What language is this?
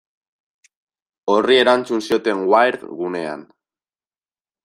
Basque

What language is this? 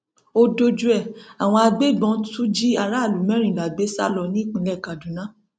Yoruba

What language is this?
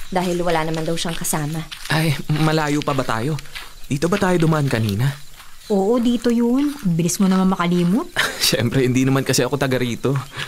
Filipino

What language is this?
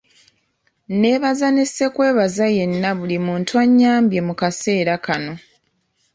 Ganda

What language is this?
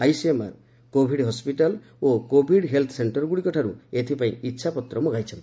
Odia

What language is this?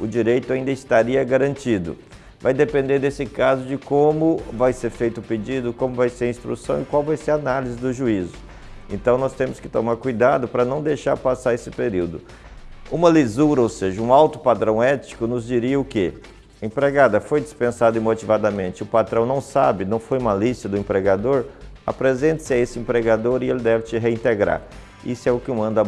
Portuguese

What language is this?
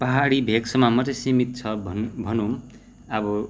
Nepali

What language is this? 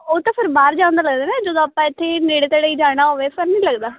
Punjabi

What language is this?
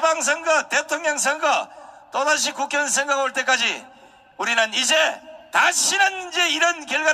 Korean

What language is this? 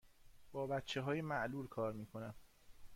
Persian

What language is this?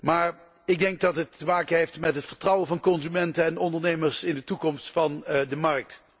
Dutch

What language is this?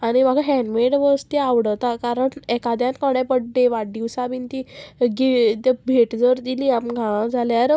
Konkani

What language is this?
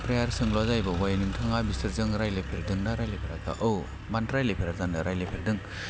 Bodo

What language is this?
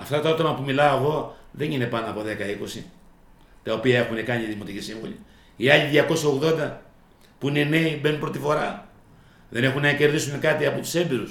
Greek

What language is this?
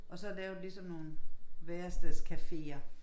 Danish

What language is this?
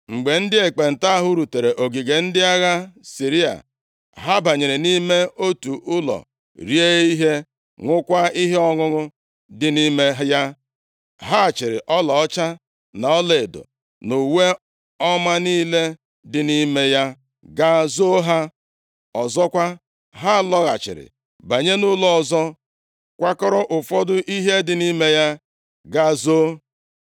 Igbo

